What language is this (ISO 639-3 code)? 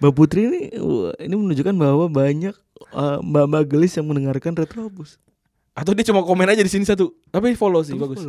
ind